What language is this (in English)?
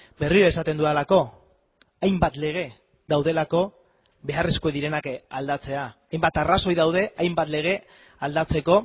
Basque